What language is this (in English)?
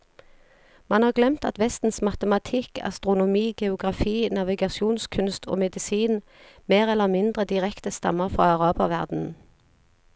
Norwegian